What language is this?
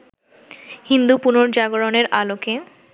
Bangla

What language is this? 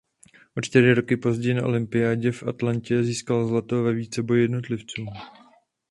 Czech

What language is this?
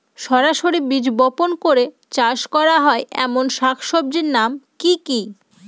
Bangla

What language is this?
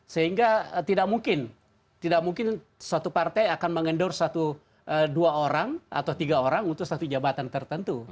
Indonesian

